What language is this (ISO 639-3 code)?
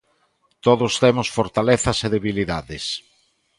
glg